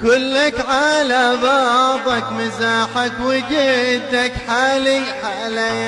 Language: Arabic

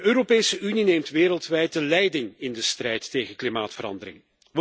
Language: Dutch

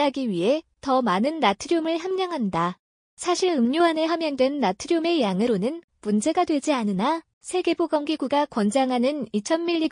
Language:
Korean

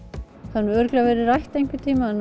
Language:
Icelandic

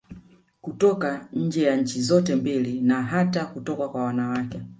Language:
Swahili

